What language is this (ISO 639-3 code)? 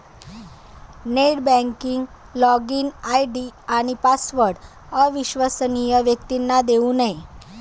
mar